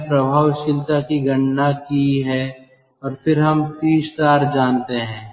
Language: Hindi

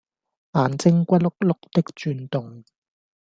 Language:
Cantonese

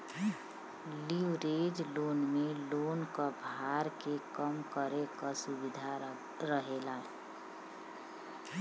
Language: Bhojpuri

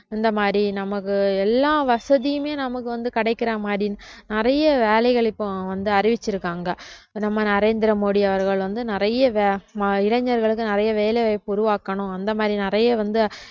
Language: Tamil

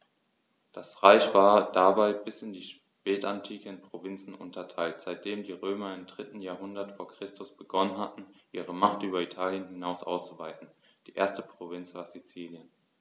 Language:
German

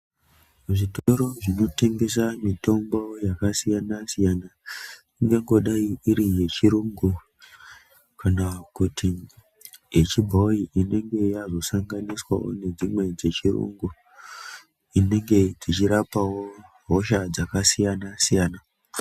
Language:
Ndau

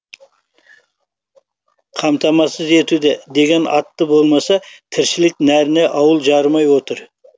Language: Kazakh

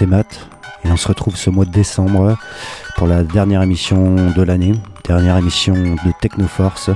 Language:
French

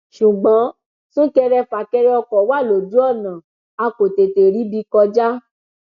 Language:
Yoruba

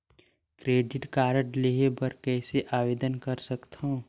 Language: Chhattisgarhi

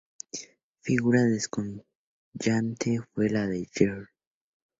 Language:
Spanish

